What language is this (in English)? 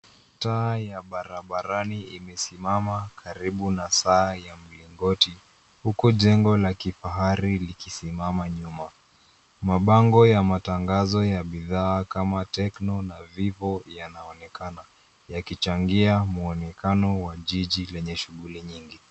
Swahili